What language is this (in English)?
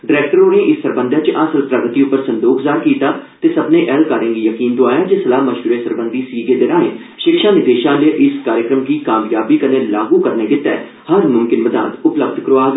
Dogri